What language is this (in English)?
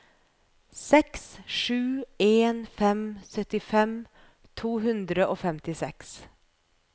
Norwegian